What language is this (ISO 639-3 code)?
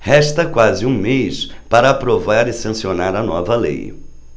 por